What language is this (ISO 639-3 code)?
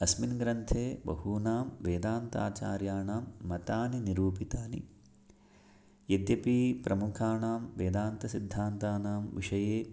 san